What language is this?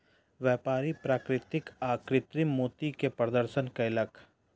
Maithili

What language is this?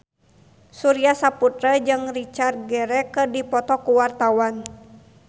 Sundanese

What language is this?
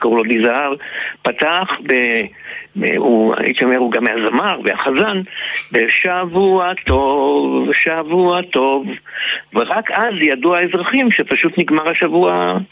Hebrew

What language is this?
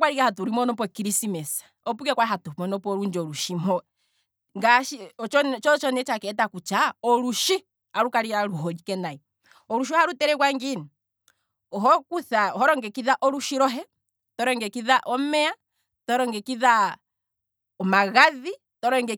Kwambi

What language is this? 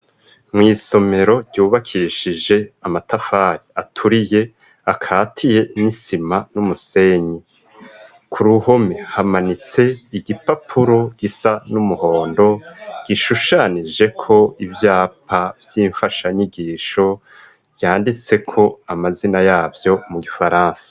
Rundi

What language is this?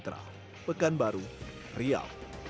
Indonesian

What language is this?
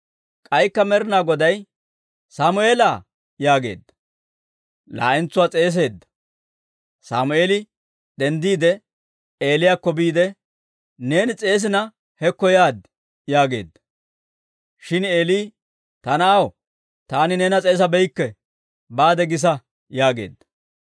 Dawro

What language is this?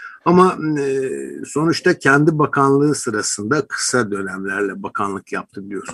Turkish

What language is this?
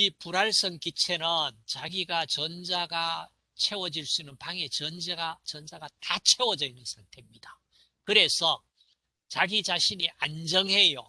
Korean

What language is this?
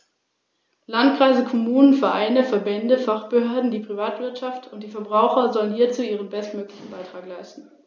German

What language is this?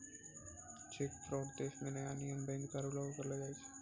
Maithili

